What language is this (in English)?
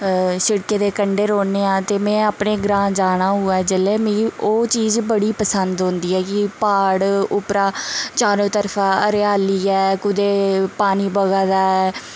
Dogri